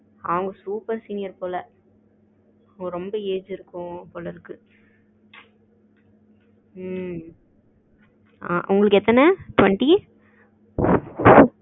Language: Tamil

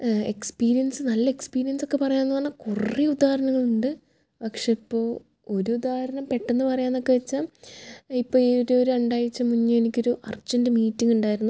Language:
Malayalam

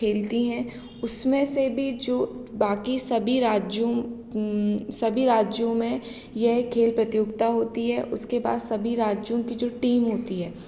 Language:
Hindi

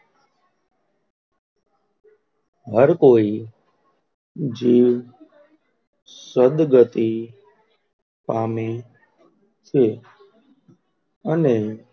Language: Gujarati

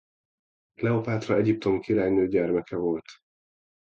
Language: Hungarian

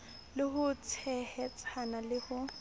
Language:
Southern Sotho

